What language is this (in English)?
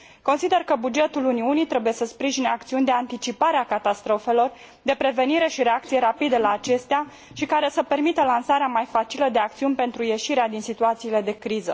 Romanian